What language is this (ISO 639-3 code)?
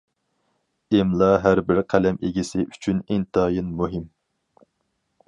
uig